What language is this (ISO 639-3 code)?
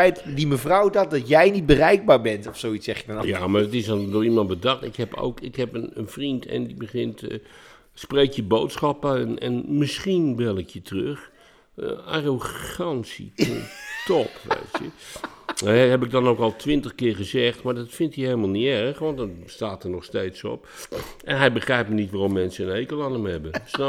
nld